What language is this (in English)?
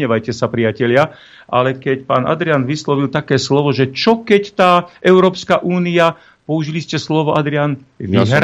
Slovak